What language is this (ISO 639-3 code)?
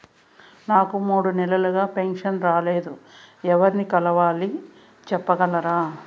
tel